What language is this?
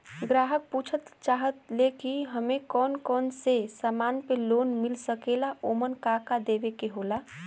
Bhojpuri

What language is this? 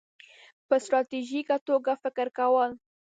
Pashto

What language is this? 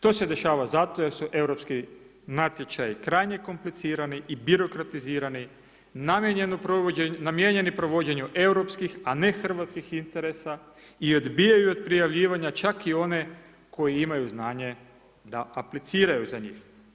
Croatian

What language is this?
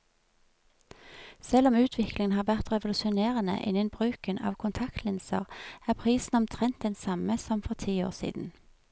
Norwegian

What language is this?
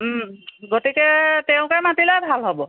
Assamese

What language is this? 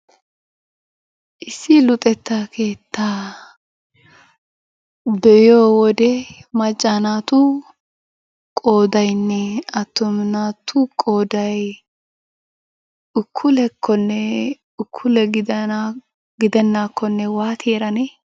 Wolaytta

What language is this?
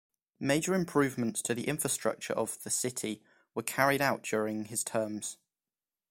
English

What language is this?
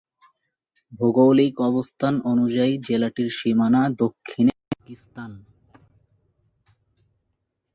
Bangla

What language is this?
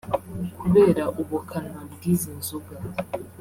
Kinyarwanda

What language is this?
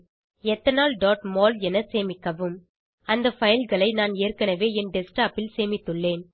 Tamil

